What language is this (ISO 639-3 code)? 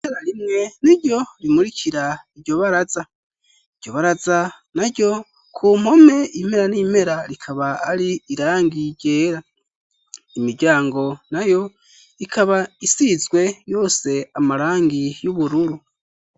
run